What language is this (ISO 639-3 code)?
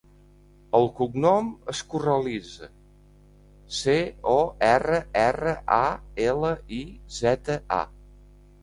cat